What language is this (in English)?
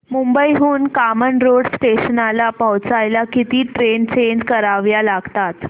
Marathi